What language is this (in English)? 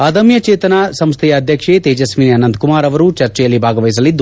Kannada